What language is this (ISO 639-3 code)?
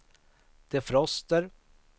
swe